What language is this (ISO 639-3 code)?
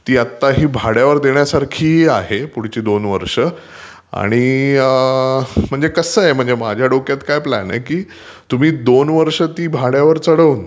mar